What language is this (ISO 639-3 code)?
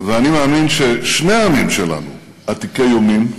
heb